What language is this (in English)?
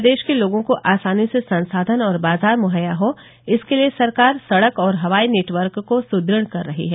Hindi